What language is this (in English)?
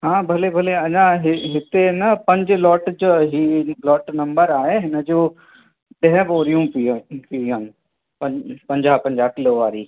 Sindhi